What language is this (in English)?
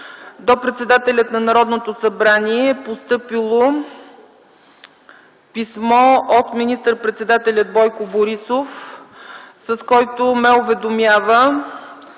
Bulgarian